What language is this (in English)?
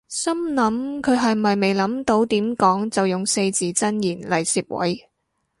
Cantonese